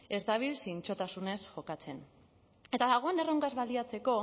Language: Basque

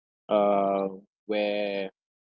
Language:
English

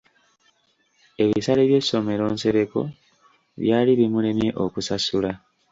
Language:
Ganda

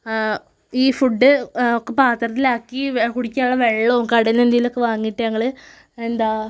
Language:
Malayalam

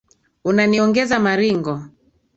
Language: Swahili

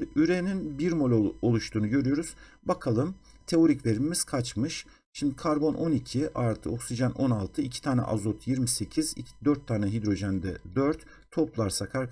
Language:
Turkish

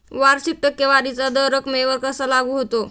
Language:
Marathi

